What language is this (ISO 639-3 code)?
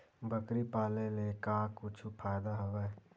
hne